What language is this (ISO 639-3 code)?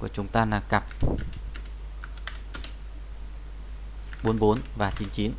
vie